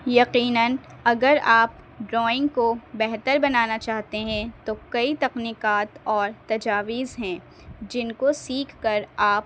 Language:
Urdu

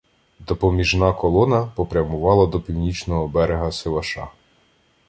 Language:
Ukrainian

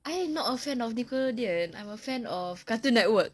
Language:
English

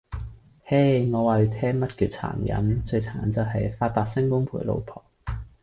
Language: Cantonese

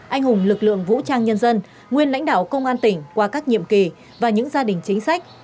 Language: Vietnamese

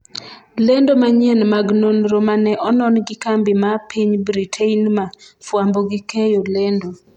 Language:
Luo (Kenya and Tanzania)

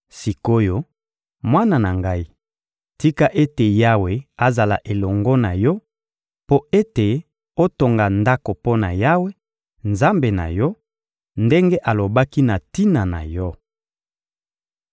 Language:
Lingala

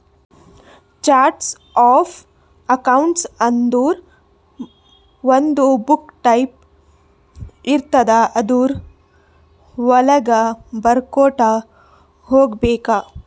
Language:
Kannada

